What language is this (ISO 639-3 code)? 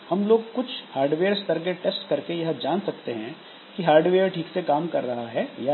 hin